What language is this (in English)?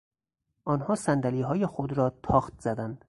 Persian